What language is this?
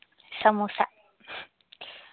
Malayalam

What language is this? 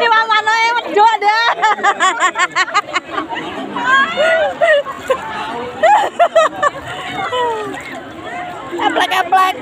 Indonesian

